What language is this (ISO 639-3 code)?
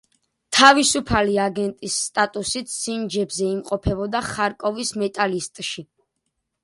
kat